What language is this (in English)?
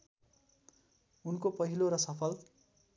Nepali